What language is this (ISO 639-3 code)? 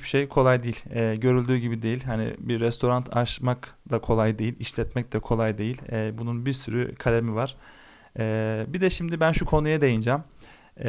tur